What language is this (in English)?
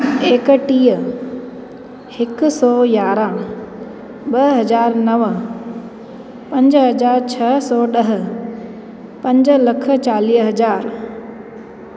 Sindhi